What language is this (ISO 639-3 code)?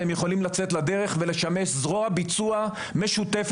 heb